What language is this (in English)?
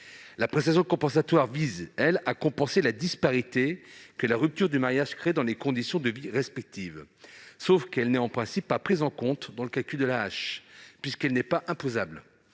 French